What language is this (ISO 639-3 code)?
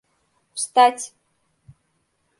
chm